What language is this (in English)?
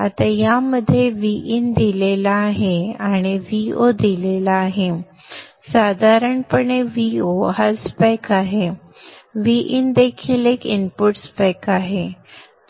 Marathi